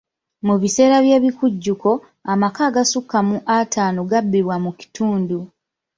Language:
Ganda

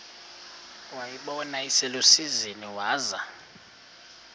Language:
Xhosa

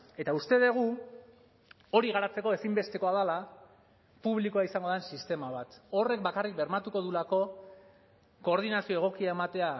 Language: Basque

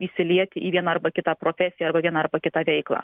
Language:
Lithuanian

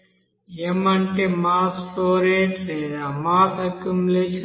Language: Telugu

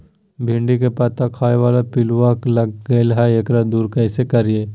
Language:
Magahi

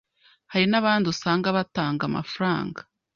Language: Kinyarwanda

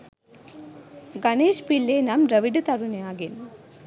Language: Sinhala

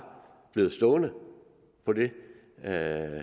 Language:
Danish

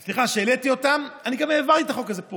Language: Hebrew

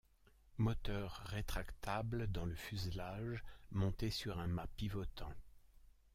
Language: French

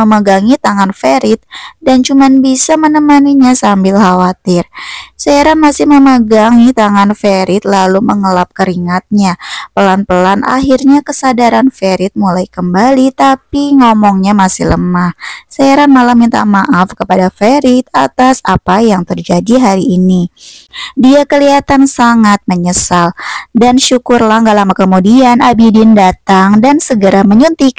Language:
Indonesian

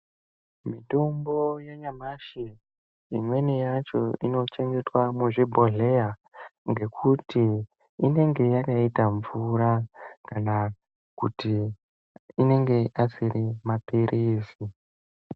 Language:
Ndau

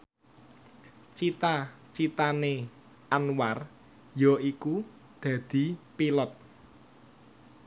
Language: Javanese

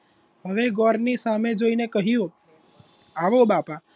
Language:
Gujarati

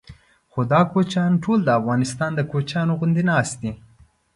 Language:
Pashto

